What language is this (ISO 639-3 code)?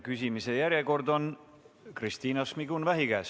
est